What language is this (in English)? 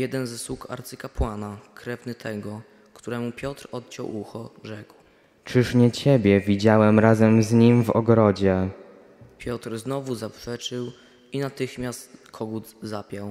Polish